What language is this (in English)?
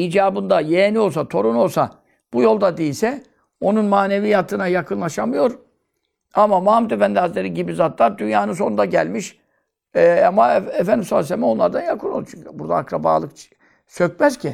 Turkish